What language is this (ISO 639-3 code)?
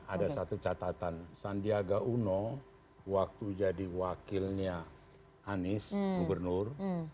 ind